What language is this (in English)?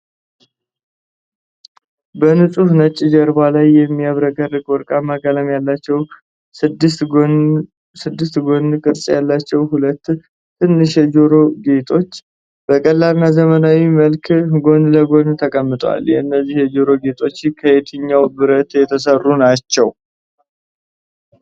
Amharic